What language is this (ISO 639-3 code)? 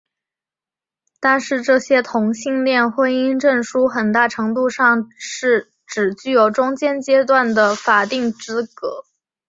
zho